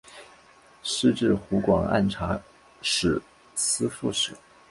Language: Chinese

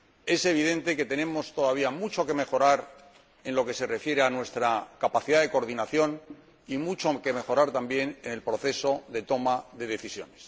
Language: Spanish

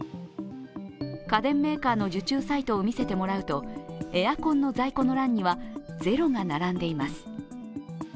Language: Japanese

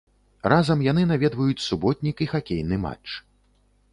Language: Belarusian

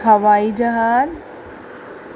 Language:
Sindhi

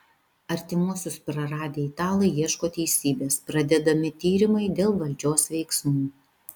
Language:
Lithuanian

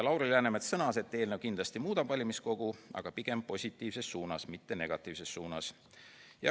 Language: Estonian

